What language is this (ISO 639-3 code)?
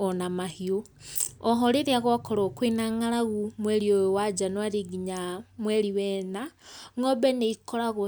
kik